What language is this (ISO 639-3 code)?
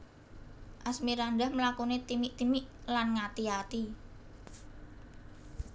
jav